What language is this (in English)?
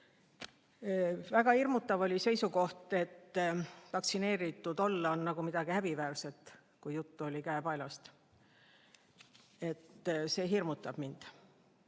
Estonian